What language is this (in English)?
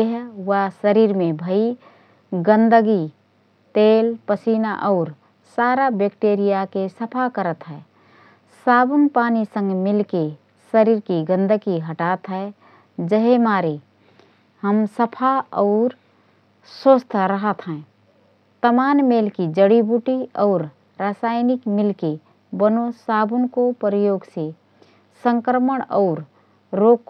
Rana Tharu